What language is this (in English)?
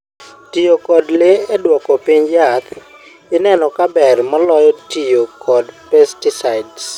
Luo (Kenya and Tanzania)